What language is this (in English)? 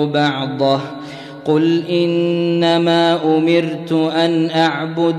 Arabic